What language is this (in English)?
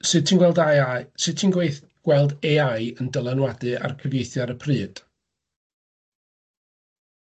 Welsh